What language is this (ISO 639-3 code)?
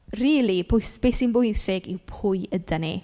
cym